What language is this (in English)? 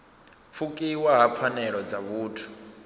Venda